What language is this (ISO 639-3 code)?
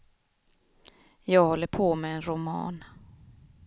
swe